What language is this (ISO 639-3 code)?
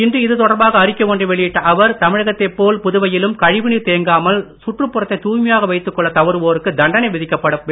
tam